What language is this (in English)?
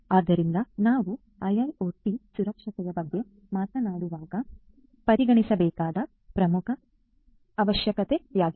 Kannada